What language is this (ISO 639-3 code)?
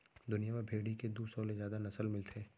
hne